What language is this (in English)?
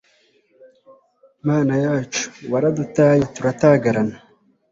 Kinyarwanda